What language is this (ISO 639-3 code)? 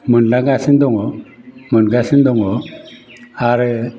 brx